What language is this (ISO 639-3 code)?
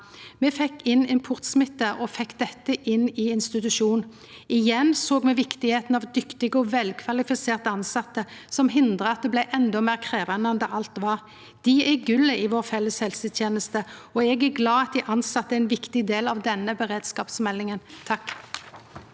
nor